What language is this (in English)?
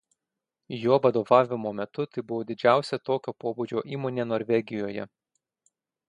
Lithuanian